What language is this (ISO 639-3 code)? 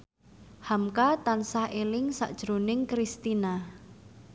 jav